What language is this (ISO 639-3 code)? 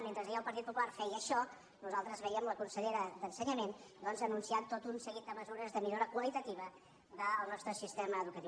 cat